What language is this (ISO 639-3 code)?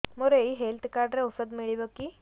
ori